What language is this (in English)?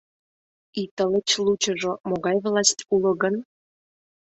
Mari